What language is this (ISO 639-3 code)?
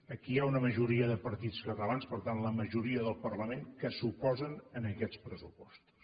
cat